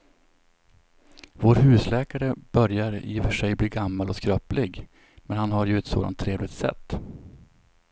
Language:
Swedish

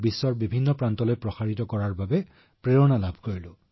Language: Assamese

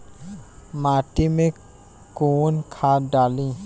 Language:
Bhojpuri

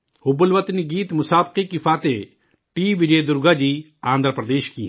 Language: Urdu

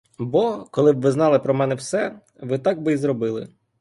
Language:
Ukrainian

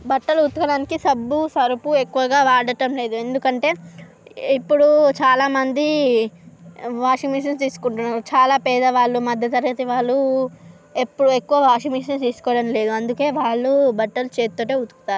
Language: Telugu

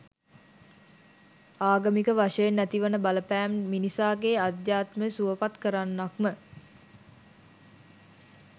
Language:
Sinhala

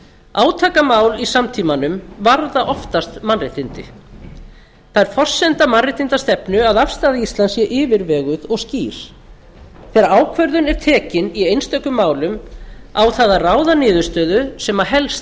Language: Icelandic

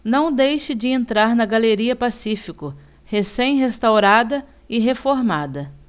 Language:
Portuguese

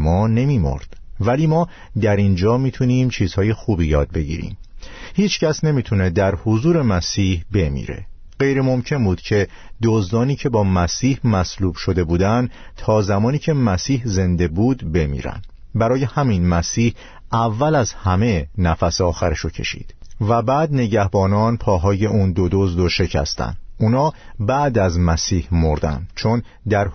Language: Persian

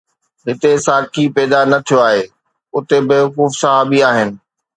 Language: Sindhi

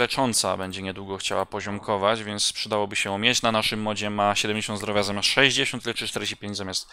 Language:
Polish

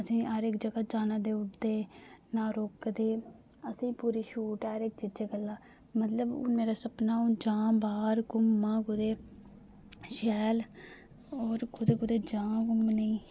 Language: Dogri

